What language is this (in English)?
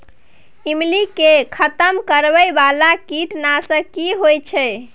Maithili